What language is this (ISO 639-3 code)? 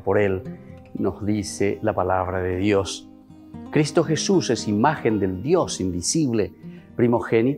spa